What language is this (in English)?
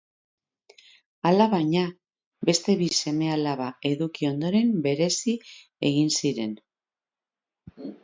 Basque